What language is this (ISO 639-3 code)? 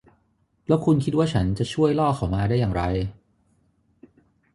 tha